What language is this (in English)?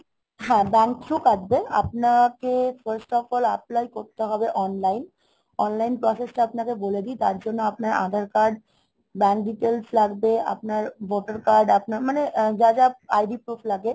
Bangla